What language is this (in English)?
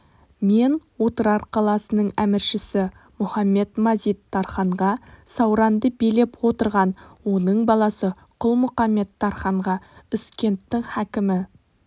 Kazakh